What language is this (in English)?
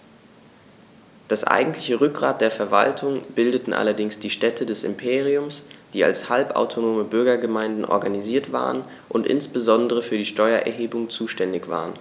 German